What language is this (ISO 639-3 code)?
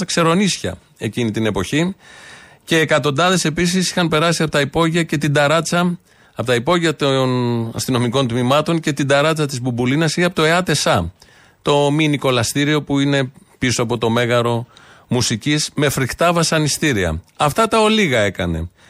ell